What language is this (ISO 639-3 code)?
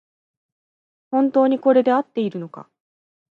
jpn